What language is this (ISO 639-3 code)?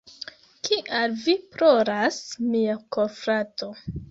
epo